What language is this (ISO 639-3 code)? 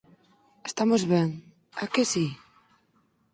glg